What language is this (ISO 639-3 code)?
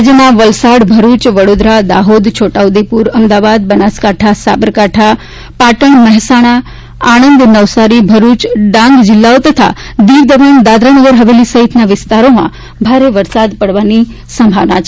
guj